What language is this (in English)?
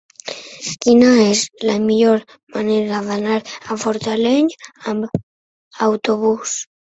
Catalan